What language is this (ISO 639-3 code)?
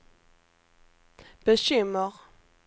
swe